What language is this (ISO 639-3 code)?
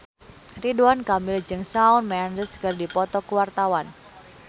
sun